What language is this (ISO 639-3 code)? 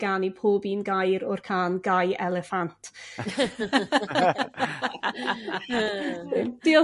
cym